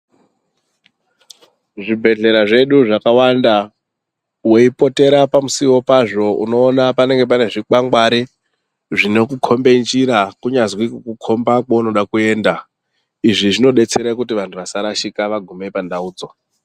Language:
Ndau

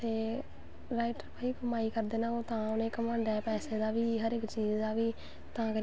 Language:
Dogri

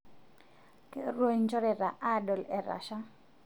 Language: Masai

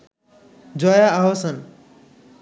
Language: Bangla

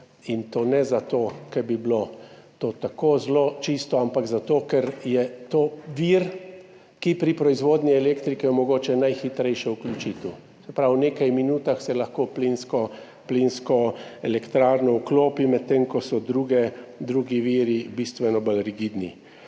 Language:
Slovenian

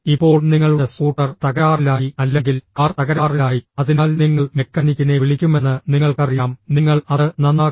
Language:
Malayalam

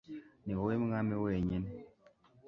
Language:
Kinyarwanda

